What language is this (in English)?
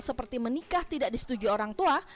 Indonesian